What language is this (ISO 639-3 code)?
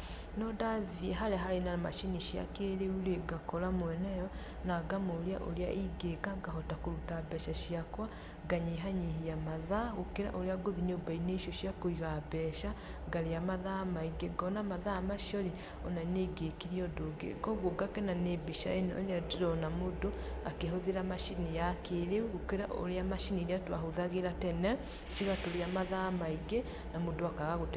kik